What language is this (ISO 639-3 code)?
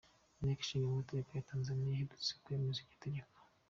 kin